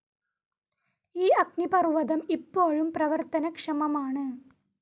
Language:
Malayalam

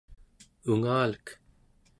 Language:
Central Yupik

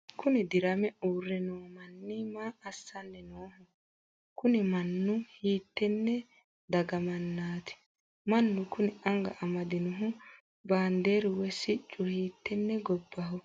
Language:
Sidamo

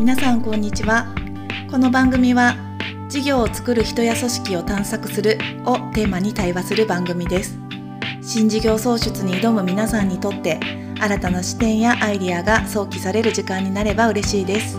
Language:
Japanese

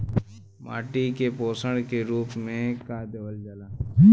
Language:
Bhojpuri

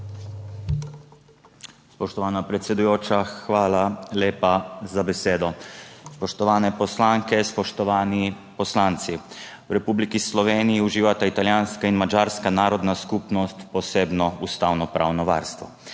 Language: Slovenian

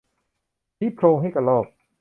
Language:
Thai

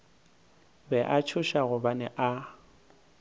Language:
Northern Sotho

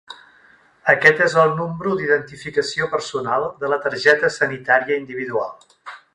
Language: Catalan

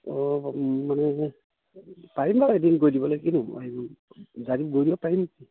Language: Assamese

